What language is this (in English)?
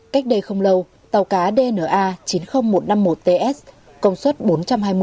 Vietnamese